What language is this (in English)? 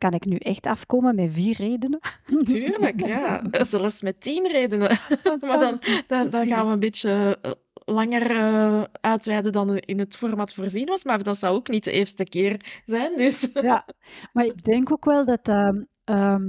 Dutch